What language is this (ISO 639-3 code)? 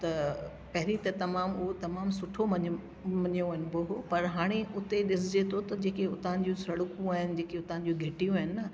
snd